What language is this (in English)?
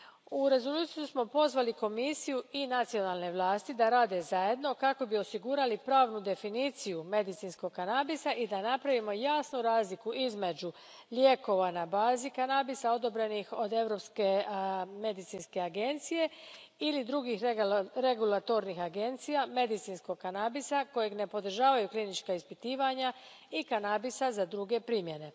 Croatian